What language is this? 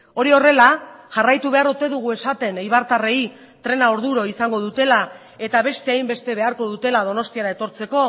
Basque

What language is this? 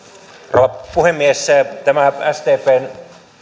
Finnish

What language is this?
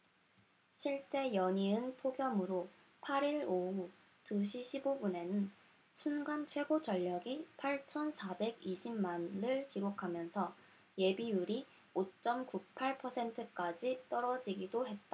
Korean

